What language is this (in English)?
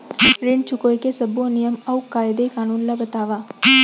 Chhattisgarhi